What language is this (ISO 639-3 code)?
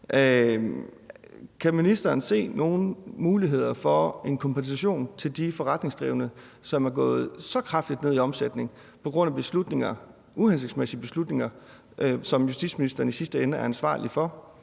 dan